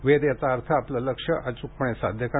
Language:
Marathi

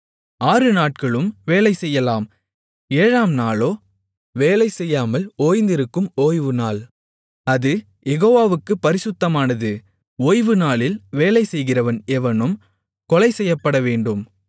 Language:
Tamil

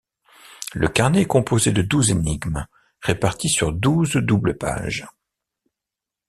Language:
French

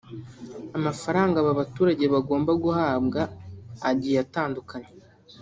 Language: Kinyarwanda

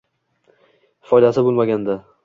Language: Uzbek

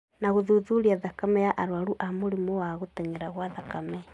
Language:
Kikuyu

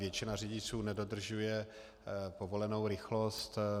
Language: Czech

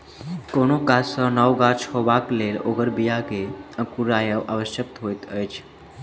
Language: Maithili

